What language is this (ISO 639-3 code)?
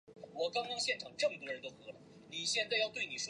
zho